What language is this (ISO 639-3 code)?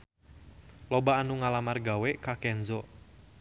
sun